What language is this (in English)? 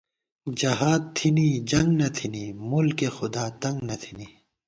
Gawar-Bati